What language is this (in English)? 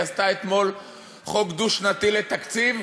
Hebrew